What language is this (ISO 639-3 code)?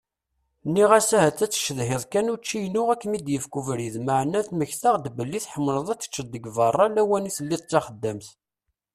kab